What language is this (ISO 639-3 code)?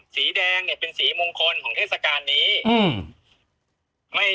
tha